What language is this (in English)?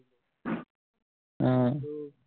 Assamese